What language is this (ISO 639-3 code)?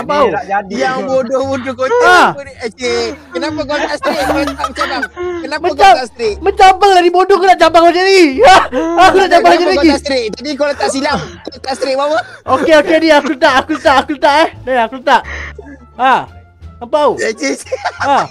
msa